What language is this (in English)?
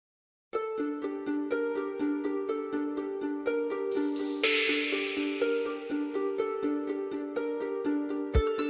Greek